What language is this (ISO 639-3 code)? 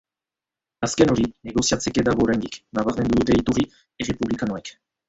eus